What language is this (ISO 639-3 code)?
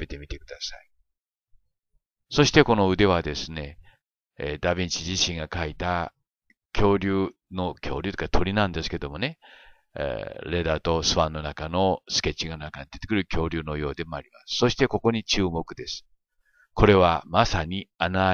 jpn